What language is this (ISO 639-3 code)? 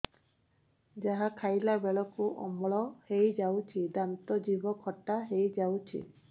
ori